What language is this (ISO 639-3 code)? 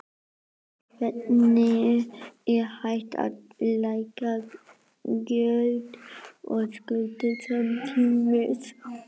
isl